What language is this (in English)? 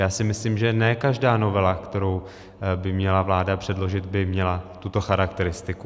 Czech